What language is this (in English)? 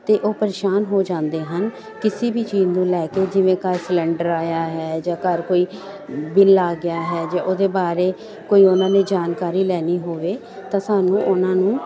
Punjabi